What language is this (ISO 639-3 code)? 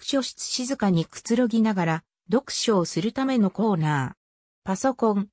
jpn